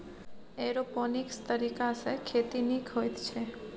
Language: Maithili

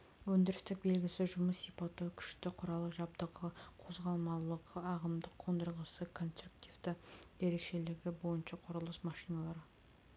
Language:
Kazakh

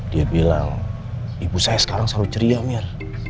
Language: Indonesian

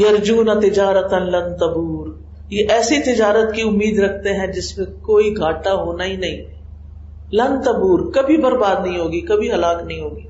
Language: Urdu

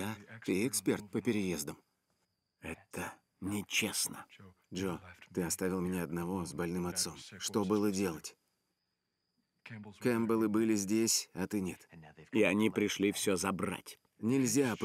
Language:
Russian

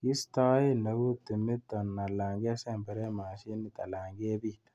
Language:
Kalenjin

